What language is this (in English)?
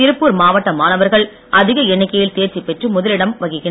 Tamil